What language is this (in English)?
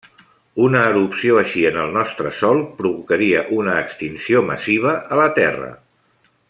Catalan